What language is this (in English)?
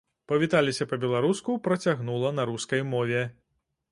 Belarusian